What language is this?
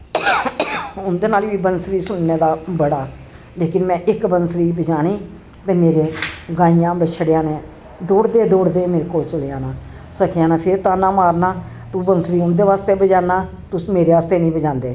Dogri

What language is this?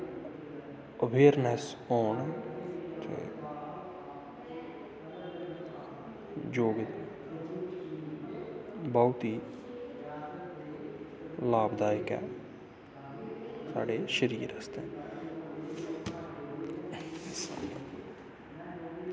Dogri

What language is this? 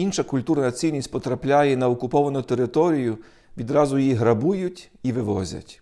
Ukrainian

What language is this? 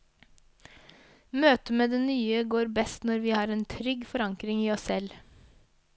Norwegian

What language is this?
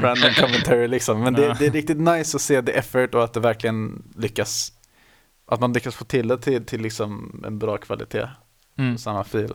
Swedish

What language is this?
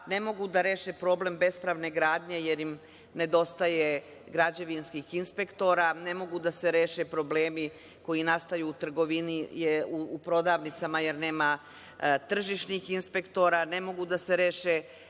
Serbian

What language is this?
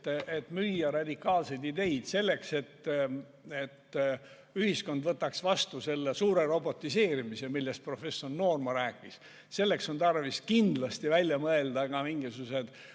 Estonian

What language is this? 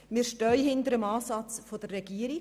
Swiss German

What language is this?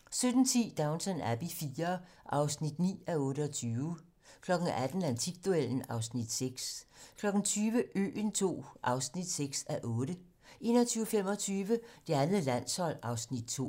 Danish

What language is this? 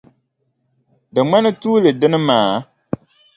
Dagbani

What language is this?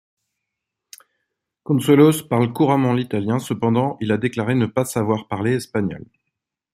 French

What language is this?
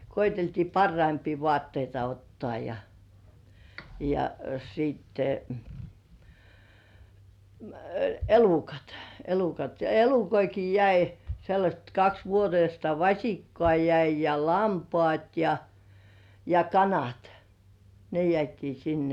Finnish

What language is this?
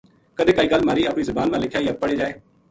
Gujari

